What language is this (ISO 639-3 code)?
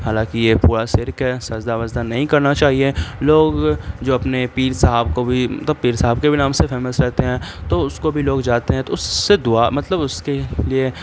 urd